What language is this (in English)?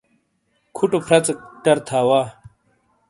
Shina